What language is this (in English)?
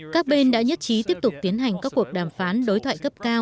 Vietnamese